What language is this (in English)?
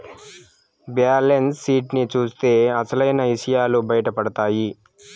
Telugu